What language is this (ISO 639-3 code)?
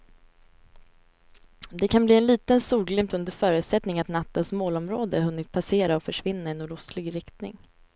swe